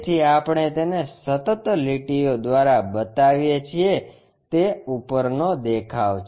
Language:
Gujarati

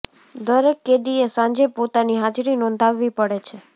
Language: Gujarati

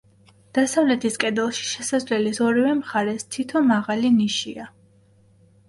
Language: Georgian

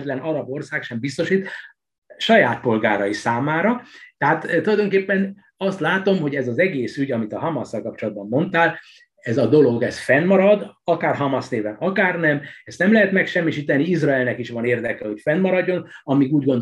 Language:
Hungarian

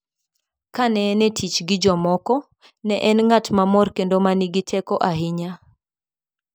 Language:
Luo (Kenya and Tanzania)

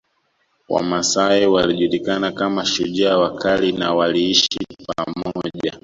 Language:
Swahili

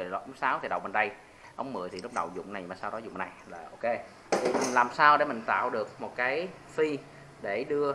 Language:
Vietnamese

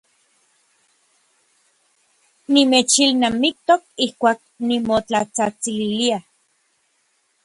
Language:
Orizaba Nahuatl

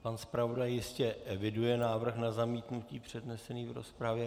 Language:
Czech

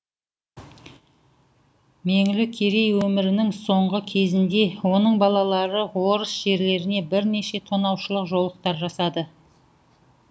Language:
Kazakh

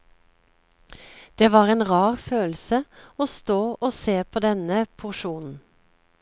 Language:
Norwegian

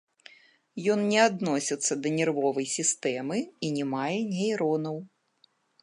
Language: Belarusian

